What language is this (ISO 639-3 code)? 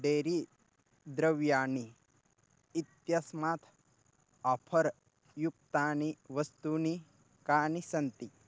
san